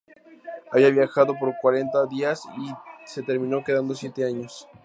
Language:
Spanish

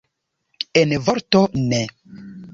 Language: Esperanto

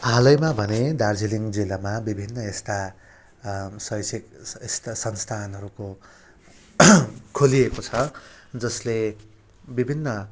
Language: Nepali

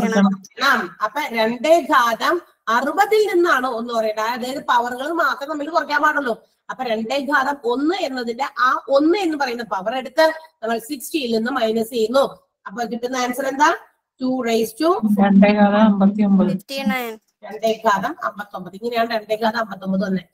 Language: Malayalam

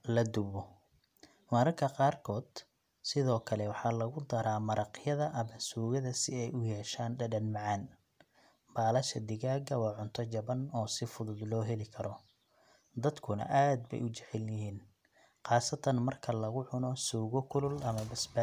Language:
Somali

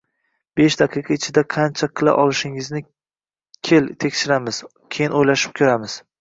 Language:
Uzbek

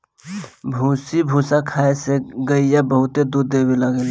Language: Bhojpuri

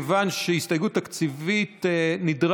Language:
Hebrew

